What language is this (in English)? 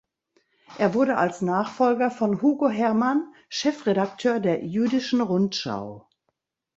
German